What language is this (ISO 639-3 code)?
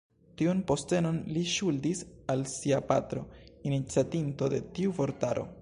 epo